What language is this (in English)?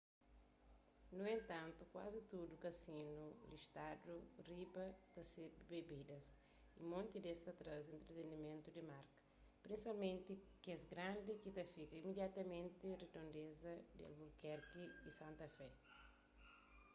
Kabuverdianu